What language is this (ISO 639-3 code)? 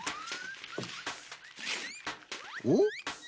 jpn